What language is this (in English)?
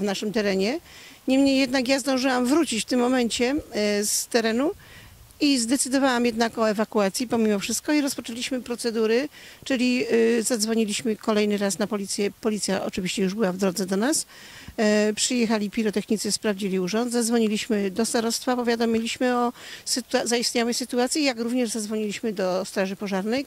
Polish